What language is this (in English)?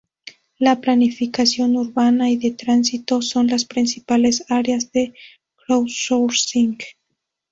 Spanish